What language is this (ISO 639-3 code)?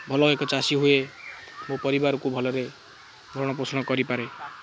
ori